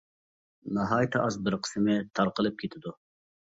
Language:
Uyghur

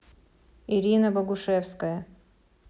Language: Russian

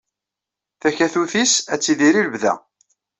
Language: Kabyle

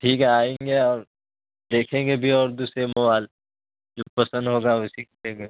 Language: Urdu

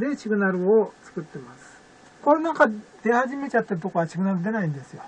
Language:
Japanese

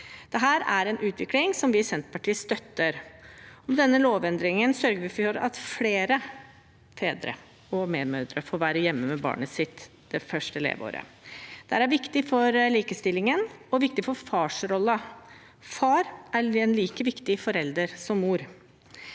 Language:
Norwegian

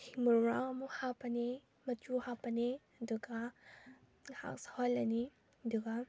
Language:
Manipuri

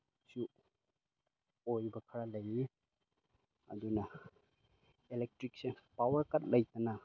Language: Manipuri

